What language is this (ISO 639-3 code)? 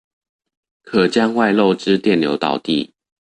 zho